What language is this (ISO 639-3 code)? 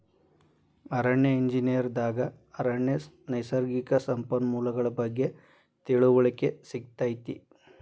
kan